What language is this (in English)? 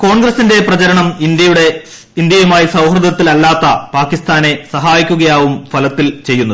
Malayalam